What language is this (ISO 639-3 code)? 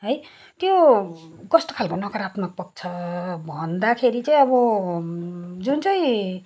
nep